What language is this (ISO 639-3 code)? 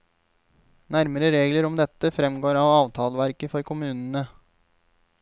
nor